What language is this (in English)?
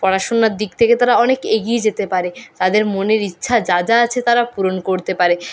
Bangla